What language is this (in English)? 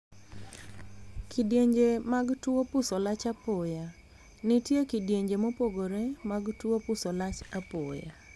Luo (Kenya and Tanzania)